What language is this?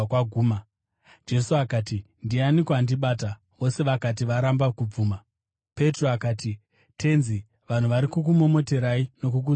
Shona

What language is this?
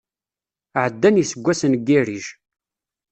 Kabyle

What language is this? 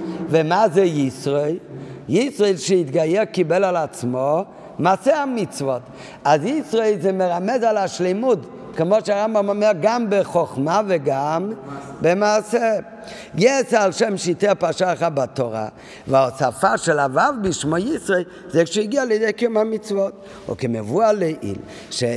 Hebrew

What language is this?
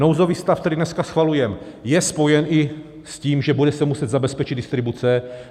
Czech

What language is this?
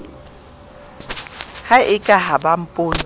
Southern Sotho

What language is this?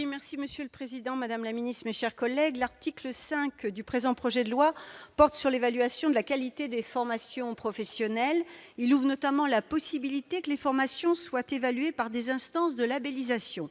French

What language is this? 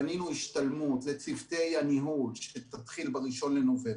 Hebrew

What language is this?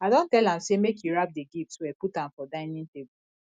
Nigerian Pidgin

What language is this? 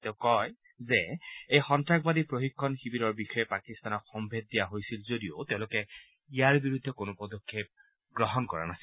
Assamese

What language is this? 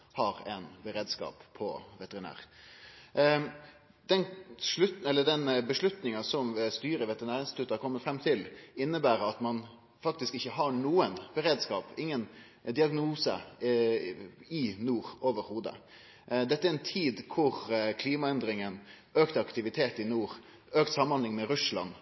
Norwegian Nynorsk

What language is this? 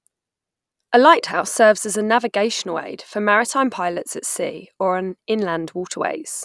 English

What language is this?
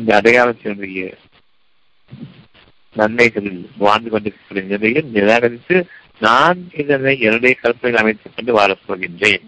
Tamil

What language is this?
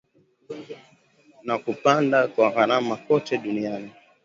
Swahili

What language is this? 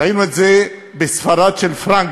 Hebrew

